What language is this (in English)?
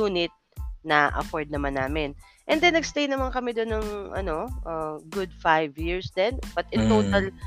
Filipino